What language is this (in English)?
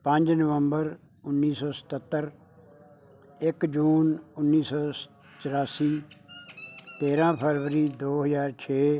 Punjabi